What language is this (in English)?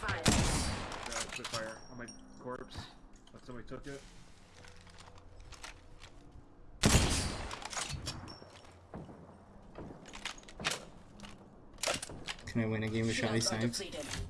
English